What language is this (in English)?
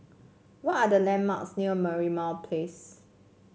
English